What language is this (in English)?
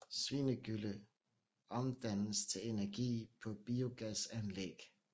Danish